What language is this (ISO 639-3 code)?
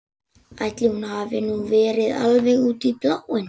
isl